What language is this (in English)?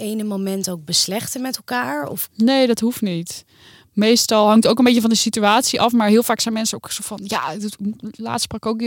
Dutch